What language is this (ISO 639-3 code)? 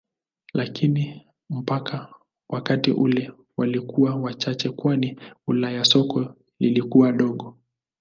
swa